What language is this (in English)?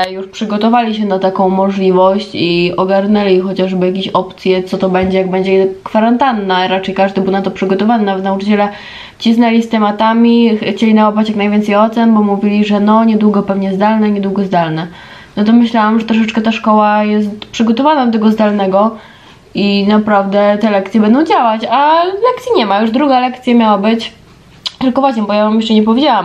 Polish